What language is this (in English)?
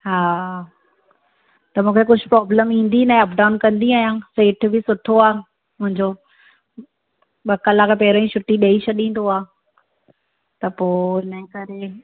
Sindhi